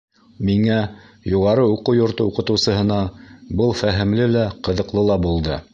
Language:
Bashkir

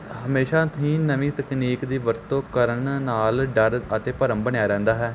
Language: Punjabi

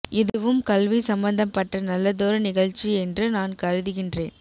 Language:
Tamil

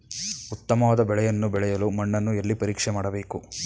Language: Kannada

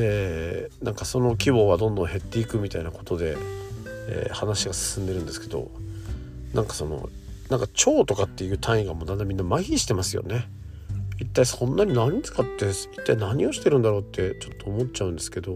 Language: Japanese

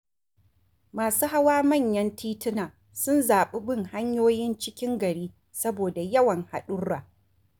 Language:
Hausa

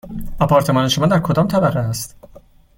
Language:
Persian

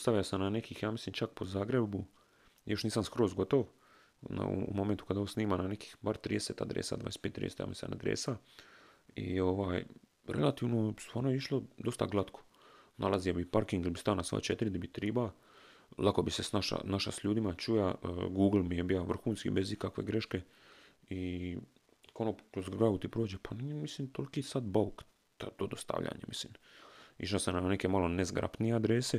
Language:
Croatian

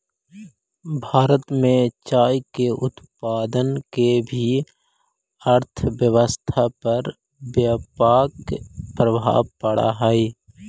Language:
Magahi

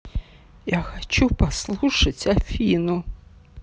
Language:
Russian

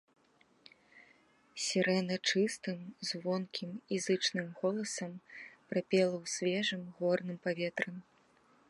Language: Belarusian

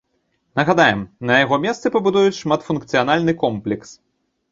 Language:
Belarusian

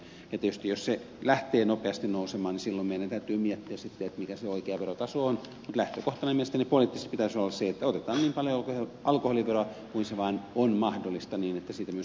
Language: Finnish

